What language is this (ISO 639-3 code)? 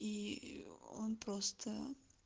rus